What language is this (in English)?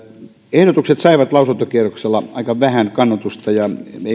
Finnish